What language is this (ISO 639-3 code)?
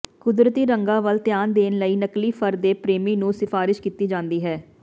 pan